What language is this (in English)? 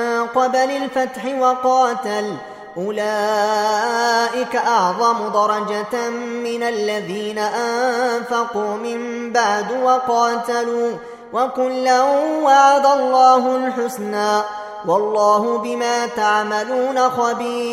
Arabic